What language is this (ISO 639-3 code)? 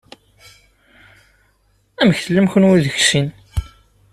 kab